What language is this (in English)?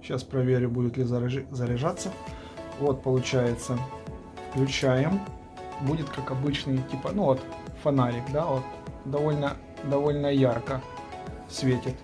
Russian